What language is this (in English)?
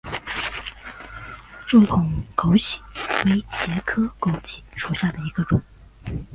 Chinese